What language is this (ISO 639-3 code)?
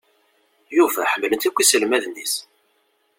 kab